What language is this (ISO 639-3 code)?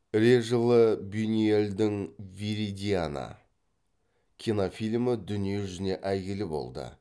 kaz